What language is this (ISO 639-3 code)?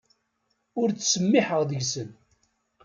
kab